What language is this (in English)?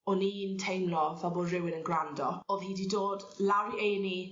Welsh